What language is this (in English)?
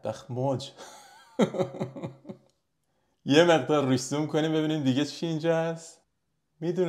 Persian